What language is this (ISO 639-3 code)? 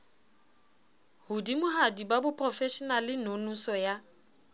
sot